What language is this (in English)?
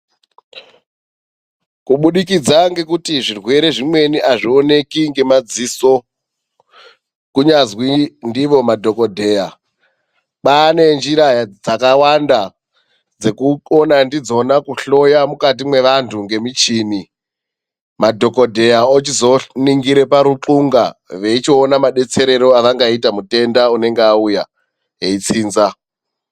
Ndau